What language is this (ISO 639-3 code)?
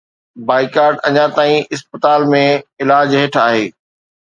snd